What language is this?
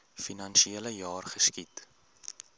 Afrikaans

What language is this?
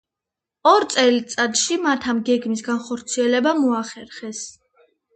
Georgian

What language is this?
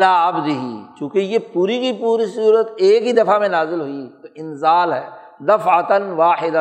Urdu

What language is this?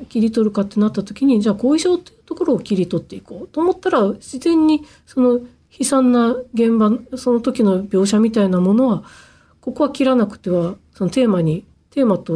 Japanese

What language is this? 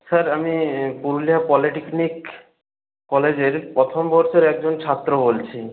Bangla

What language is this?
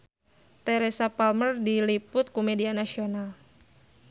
Sundanese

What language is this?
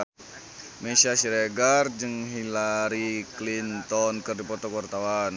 Sundanese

